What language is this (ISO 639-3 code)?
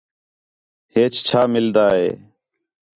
xhe